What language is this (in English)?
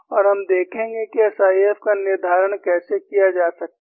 Hindi